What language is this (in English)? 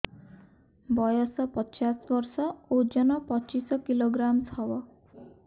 Odia